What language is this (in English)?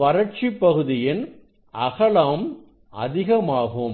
Tamil